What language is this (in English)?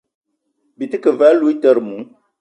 Eton (Cameroon)